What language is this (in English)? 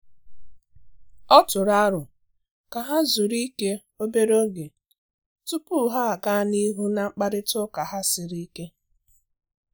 Igbo